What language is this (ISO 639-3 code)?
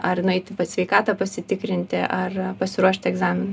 lit